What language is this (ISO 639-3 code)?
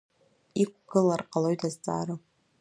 abk